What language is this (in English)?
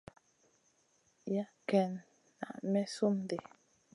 Masana